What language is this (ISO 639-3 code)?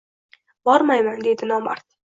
uzb